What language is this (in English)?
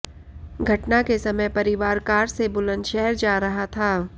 Hindi